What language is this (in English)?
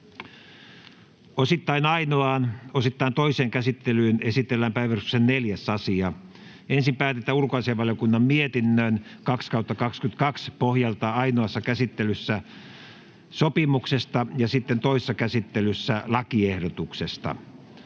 Finnish